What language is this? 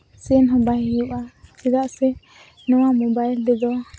Santali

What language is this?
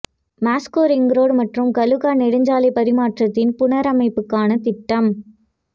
Tamil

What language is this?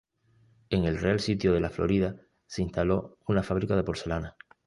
Spanish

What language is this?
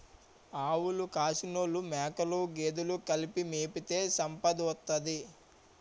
Telugu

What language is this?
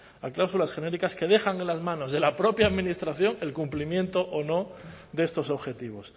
Spanish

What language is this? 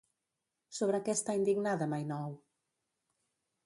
Catalan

